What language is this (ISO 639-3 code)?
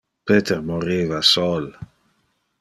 ina